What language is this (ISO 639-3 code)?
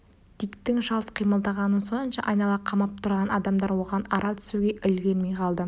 kaz